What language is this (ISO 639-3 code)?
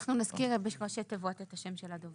heb